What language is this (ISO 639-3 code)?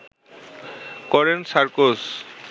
ben